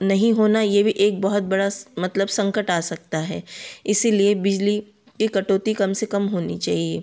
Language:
Hindi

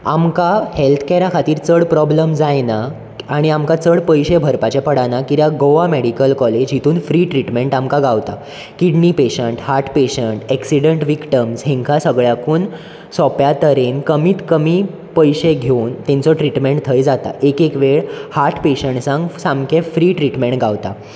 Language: Konkani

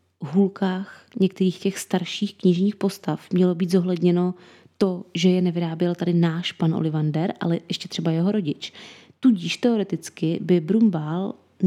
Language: Czech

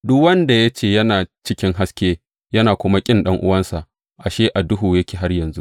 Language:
Hausa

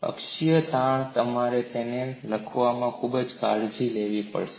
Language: Gujarati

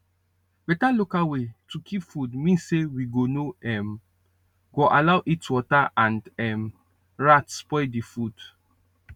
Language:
Nigerian Pidgin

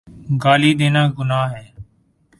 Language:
Urdu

